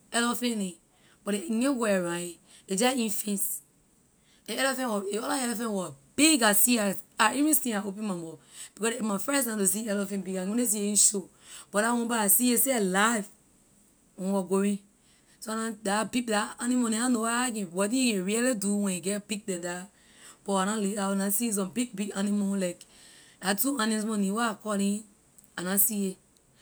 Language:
Liberian English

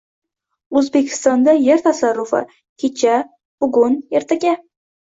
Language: Uzbek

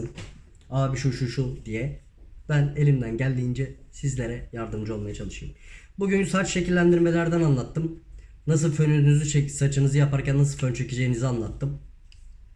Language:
Turkish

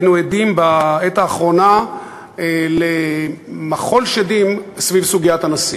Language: Hebrew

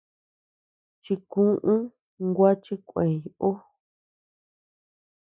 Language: Tepeuxila Cuicatec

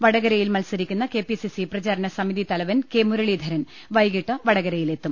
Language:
Malayalam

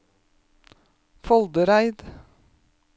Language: Norwegian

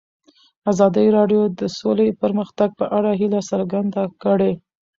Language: Pashto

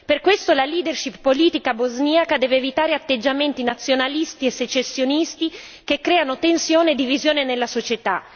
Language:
Italian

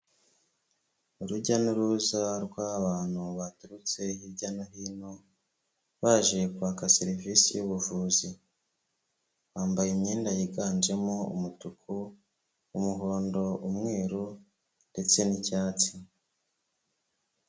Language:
Kinyarwanda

